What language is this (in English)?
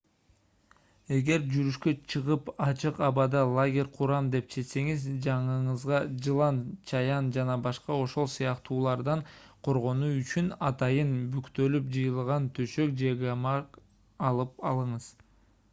Kyrgyz